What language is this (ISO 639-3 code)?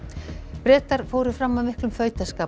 isl